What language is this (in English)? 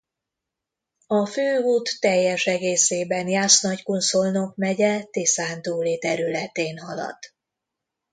Hungarian